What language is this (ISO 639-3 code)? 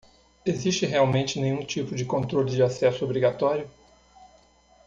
por